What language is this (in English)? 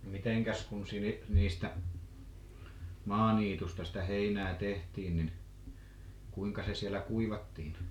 Finnish